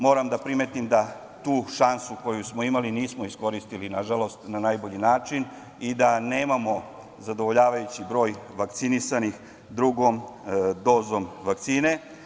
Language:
Serbian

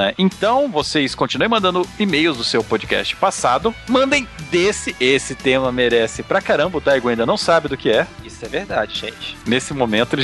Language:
Portuguese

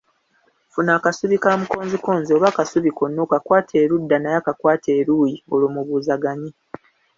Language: Ganda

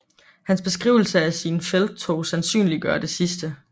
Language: Danish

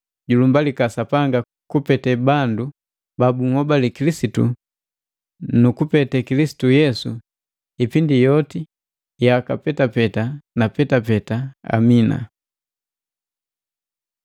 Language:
Matengo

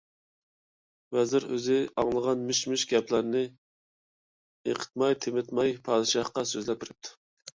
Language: Uyghur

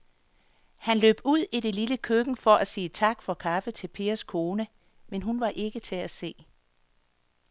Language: Danish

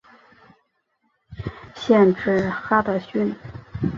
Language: Chinese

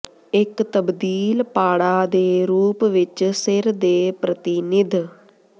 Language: Punjabi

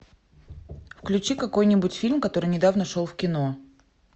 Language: Russian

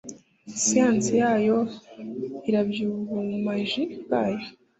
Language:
Kinyarwanda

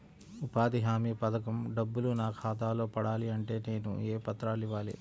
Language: Telugu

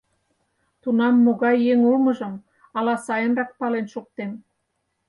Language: Mari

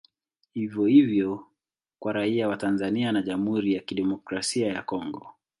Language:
Swahili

